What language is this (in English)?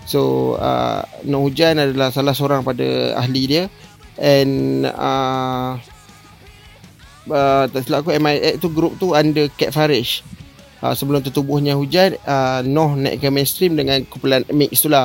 Malay